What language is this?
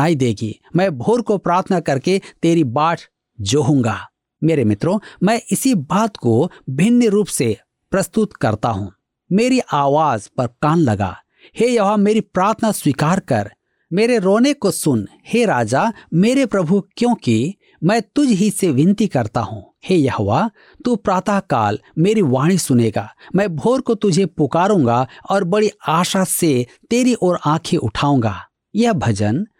Hindi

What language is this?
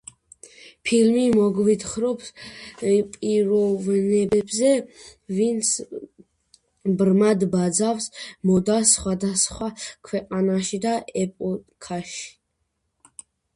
Georgian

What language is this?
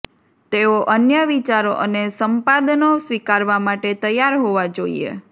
Gujarati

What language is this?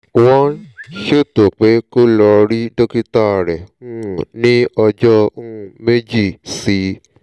Yoruba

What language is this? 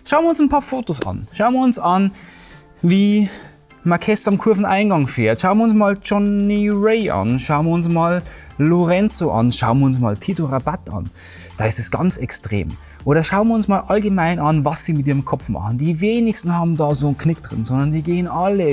German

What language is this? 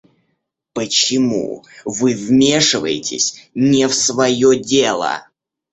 Russian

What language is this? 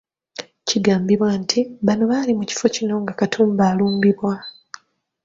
Ganda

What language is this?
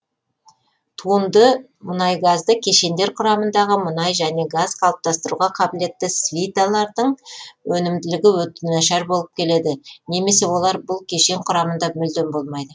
Kazakh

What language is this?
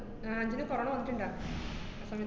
Malayalam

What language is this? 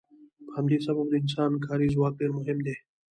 Pashto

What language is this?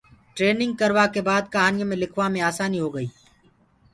Gurgula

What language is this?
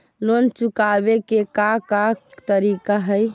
Magahi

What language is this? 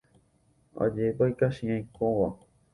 Guarani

